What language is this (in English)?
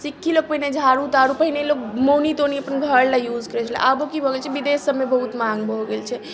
Maithili